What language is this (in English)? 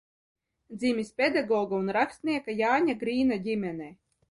Latvian